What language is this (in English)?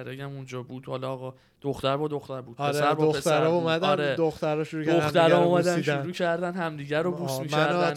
Persian